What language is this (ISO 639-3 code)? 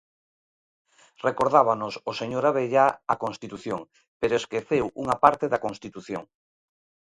glg